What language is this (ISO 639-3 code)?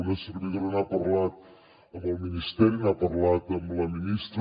cat